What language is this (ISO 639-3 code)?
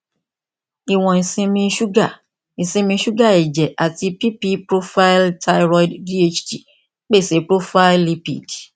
yor